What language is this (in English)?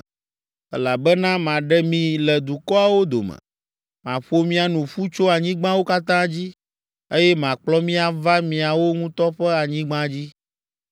Ewe